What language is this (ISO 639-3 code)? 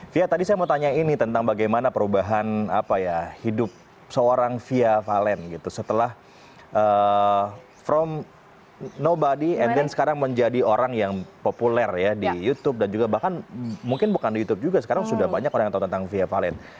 ind